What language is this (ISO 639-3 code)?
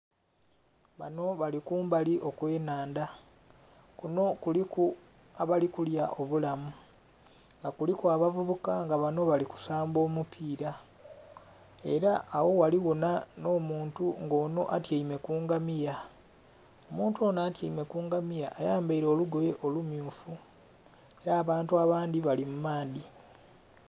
xog